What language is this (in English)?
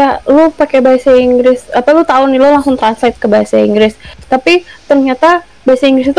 Indonesian